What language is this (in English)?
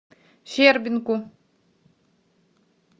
Russian